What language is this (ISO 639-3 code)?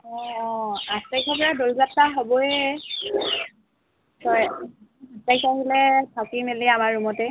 asm